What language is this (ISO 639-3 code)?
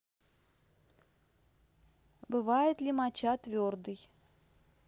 rus